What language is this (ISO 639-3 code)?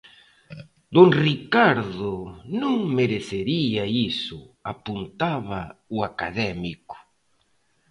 glg